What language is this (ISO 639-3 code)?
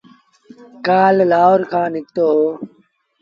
sbn